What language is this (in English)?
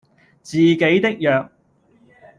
Cantonese